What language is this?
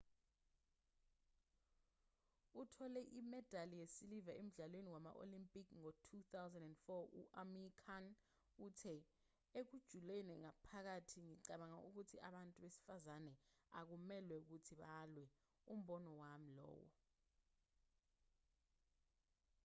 Zulu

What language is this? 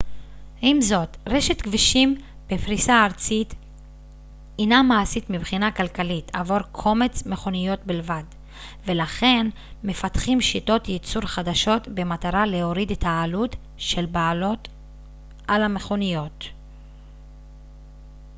Hebrew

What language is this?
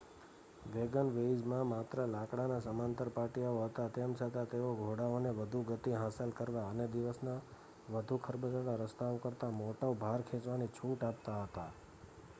Gujarati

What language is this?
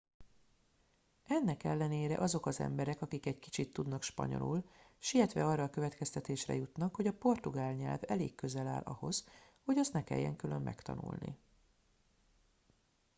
Hungarian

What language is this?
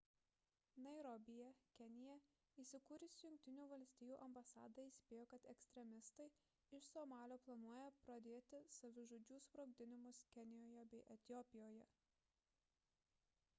Lithuanian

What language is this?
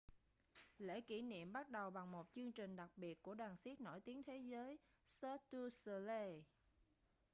Vietnamese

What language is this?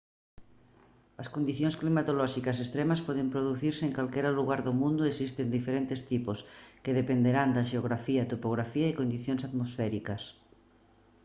Galician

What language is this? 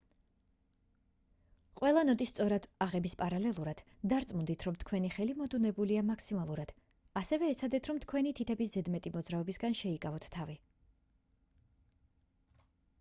Georgian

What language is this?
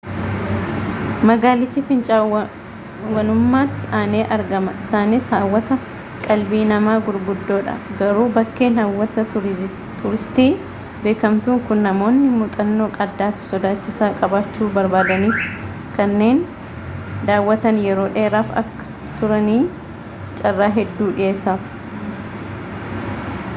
Oromo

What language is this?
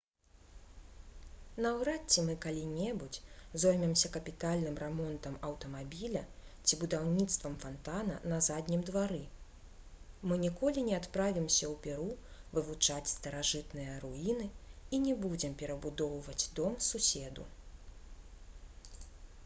Belarusian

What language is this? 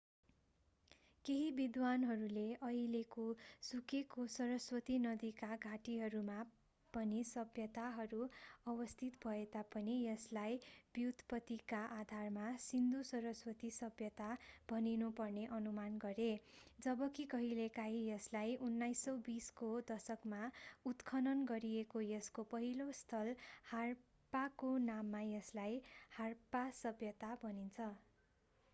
Nepali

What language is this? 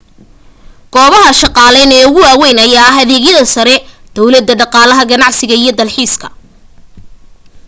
Somali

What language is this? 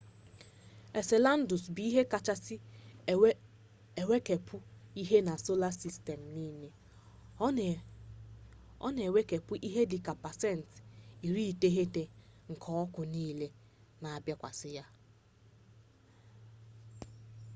Igbo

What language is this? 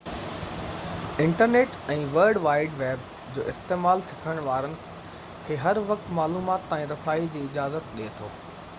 Sindhi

